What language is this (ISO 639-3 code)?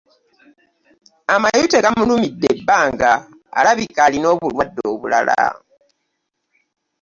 lug